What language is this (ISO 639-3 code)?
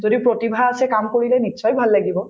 asm